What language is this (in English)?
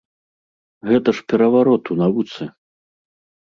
Belarusian